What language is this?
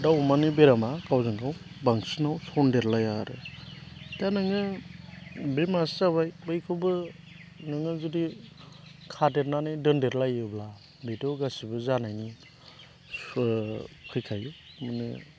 Bodo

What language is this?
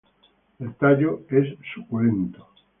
Spanish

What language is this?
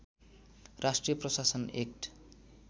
Nepali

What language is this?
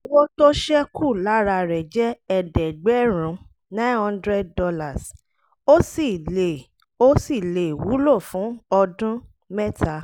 Yoruba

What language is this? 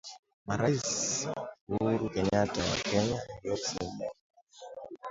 Swahili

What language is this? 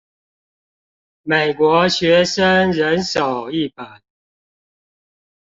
Chinese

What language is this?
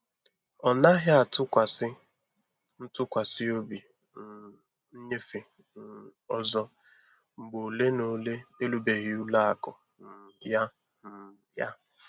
Igbo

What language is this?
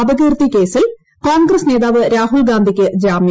Malayalam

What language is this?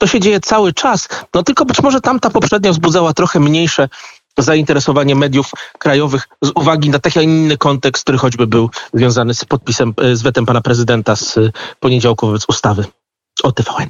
Polish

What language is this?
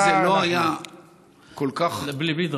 Hebrew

